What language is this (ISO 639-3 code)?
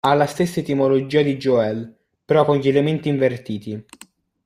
ita